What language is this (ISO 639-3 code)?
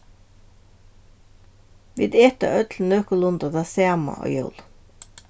fao